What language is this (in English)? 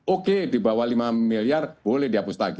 Indonesian